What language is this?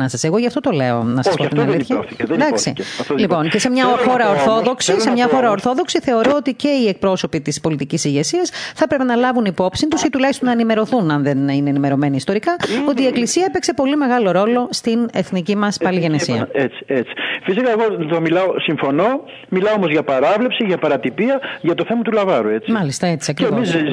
Greek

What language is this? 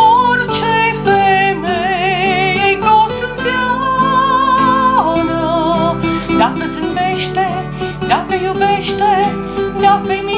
Romanian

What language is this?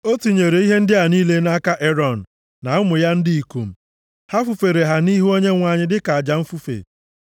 Igbo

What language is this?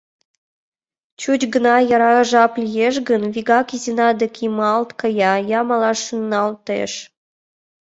Mari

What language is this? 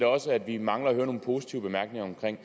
Danish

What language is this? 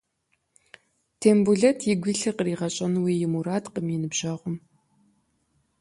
Kabardian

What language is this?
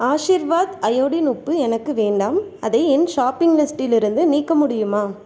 Tamil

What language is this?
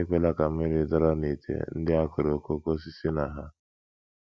Igbo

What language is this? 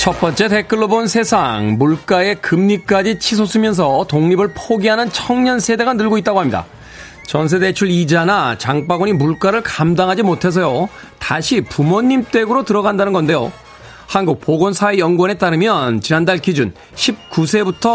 Korean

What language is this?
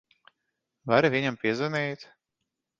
Latvian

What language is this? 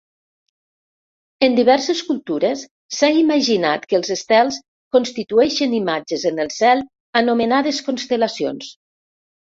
Catalan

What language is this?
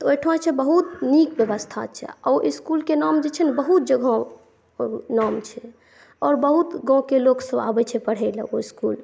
Maithili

